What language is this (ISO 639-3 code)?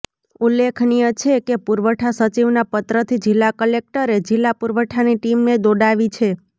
guj